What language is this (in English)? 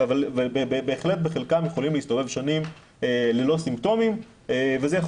Hebrew